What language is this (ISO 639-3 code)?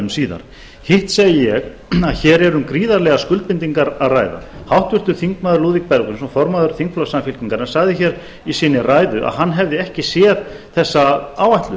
isl